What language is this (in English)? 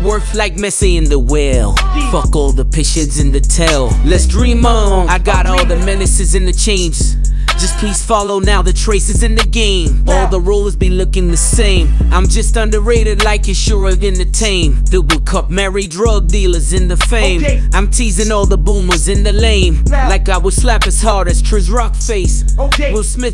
English